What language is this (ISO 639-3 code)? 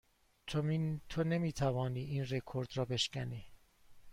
fas